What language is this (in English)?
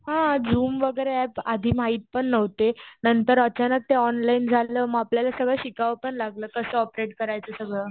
Marathi